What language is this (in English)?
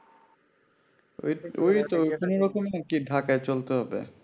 Bangla